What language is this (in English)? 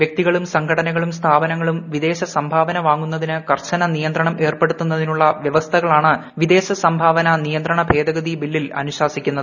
Malayalam